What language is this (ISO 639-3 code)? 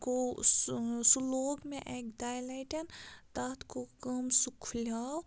kas